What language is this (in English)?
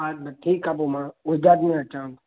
Sindhi